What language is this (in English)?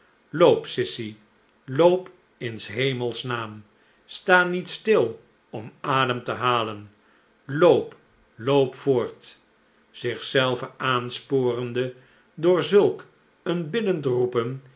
Dutch